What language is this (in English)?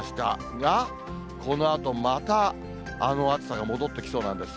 Japanese